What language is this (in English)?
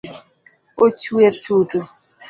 Luo (Kenya and Tanzania)